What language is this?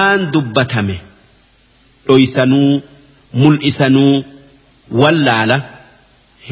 Arabic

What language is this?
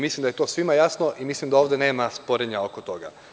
Serbian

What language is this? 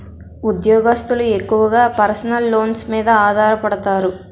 Telugu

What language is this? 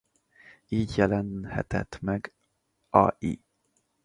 Hungarian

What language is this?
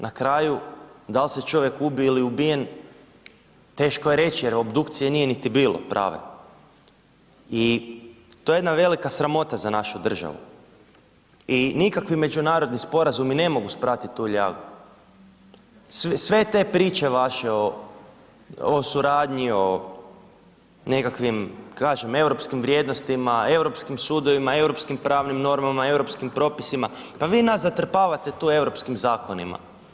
Croatian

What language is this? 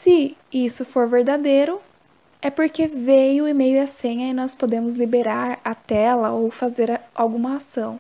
Portuguese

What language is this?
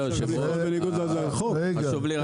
Hebrew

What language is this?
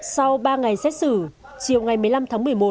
Vietnamese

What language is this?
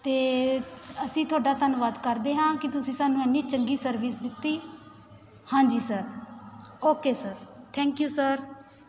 Punjabi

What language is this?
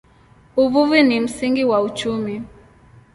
Swahili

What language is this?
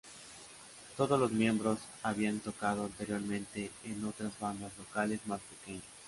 Spanish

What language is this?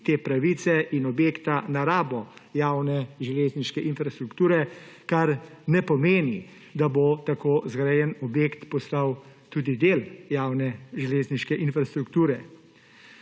Slovenian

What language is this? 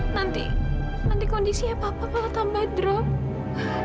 Indonesian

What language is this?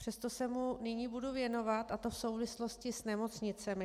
Czech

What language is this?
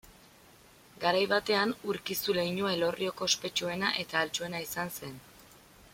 Basque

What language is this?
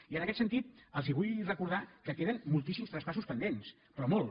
Catalan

